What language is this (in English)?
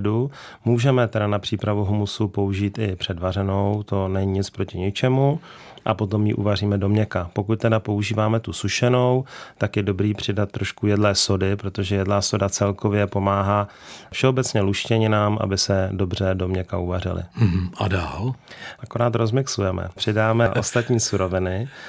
Czech